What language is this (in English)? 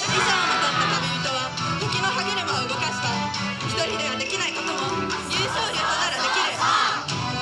Japanese